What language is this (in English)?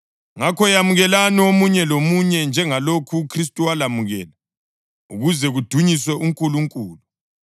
North Ndebele